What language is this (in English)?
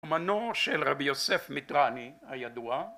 Hebrew